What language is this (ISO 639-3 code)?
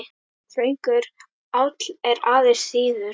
isl